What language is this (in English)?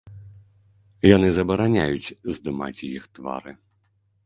Belarusian